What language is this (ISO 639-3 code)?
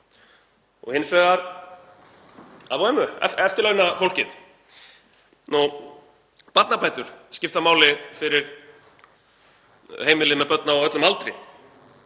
isl